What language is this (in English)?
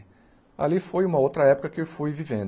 Portuguese